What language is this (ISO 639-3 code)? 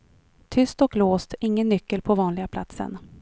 swe